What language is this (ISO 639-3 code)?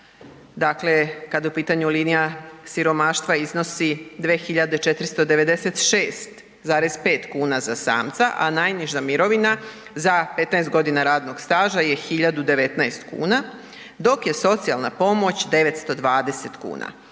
hrv